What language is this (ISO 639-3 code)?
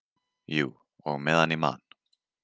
isl